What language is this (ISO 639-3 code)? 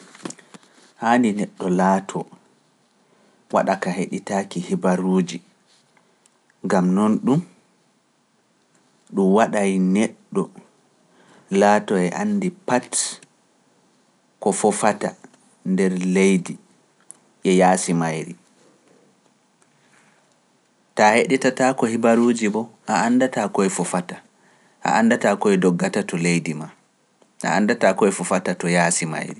fuf